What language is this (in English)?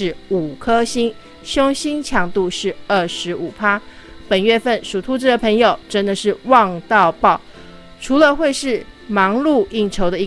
Chinese